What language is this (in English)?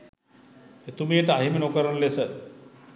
Sinhala